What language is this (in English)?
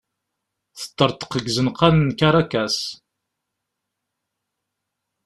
Kabyle